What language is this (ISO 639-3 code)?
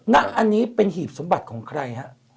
tha